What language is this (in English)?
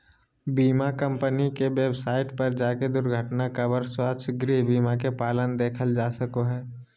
Magahi